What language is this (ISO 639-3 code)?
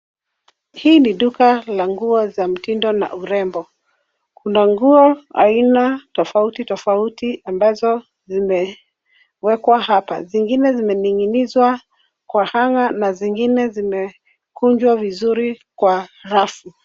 swa